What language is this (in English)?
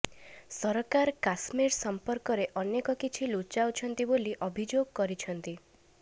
Odia